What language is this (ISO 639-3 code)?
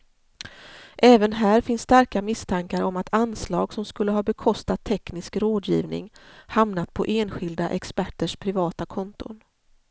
swe